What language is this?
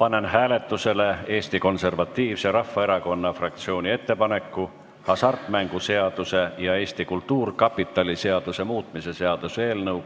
Estonian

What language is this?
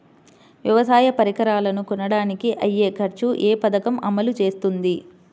Telugu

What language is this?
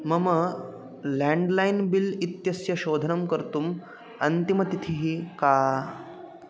Sanskrit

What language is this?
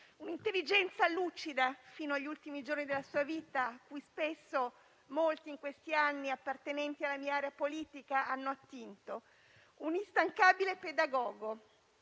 Italian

